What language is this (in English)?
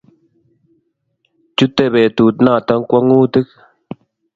Kalenjin